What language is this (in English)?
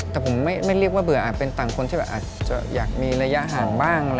Thai